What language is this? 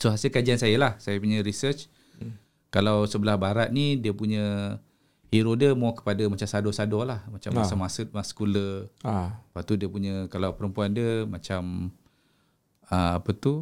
Malay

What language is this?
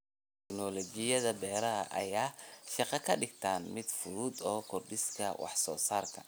Somali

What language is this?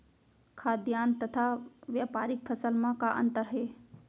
Chhattisgarhi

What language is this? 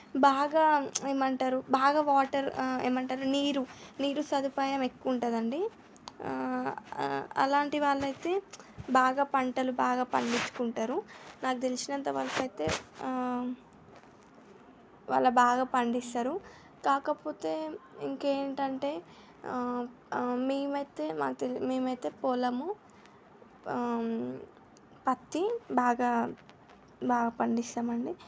Telugu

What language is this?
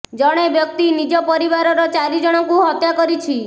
Odia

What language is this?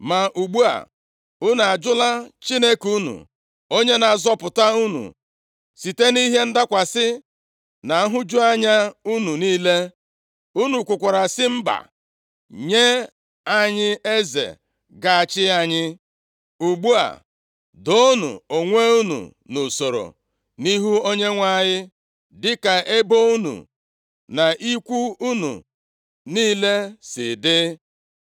Igbo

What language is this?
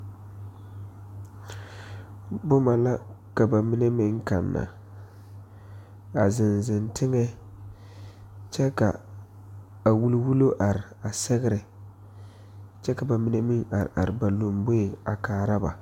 Southern Dagaare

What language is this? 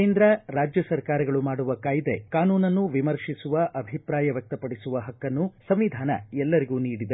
Kannada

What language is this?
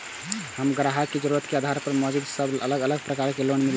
Maithili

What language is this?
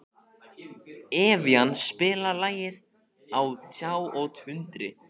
Icelandic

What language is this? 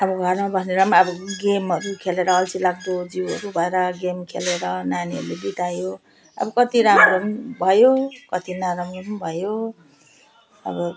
Nepali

